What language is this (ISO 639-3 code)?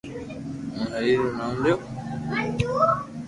lrk